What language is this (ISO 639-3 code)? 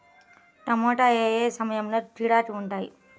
tel